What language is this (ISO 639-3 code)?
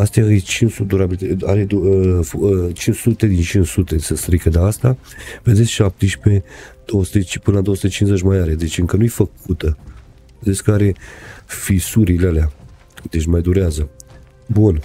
ron